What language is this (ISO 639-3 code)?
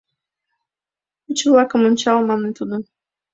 chm